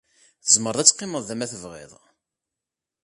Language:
Kabyle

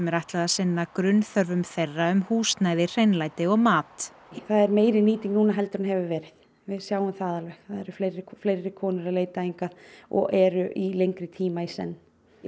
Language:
Icelandic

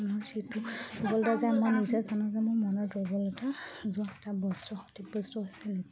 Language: Assamese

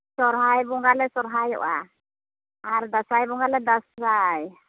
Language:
Santali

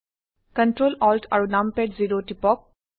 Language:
Assamese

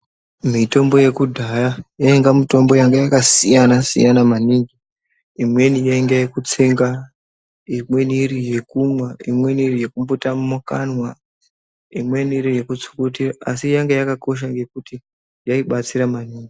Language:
Ndau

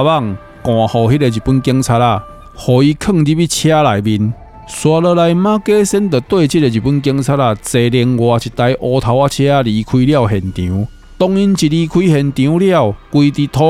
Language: Chinese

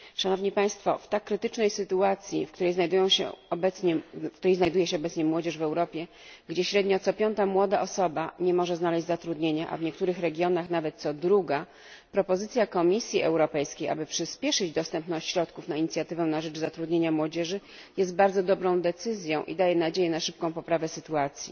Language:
Polish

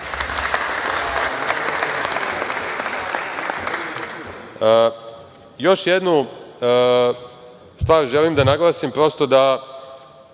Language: Serbian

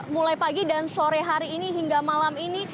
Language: Indonesian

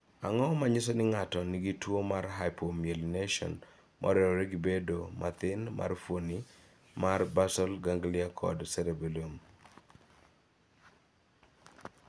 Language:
Luo (Kenya and Tanzania)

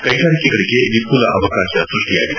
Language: Kannada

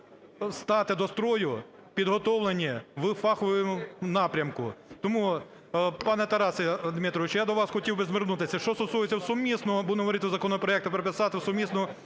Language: Ukrainian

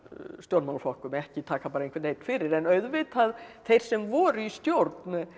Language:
Icelandic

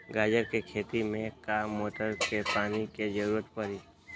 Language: Magahi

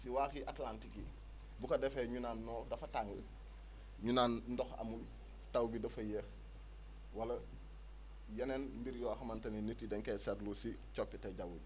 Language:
Wolof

